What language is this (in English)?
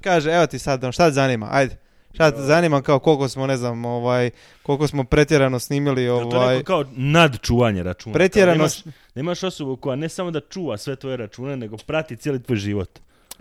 Croatian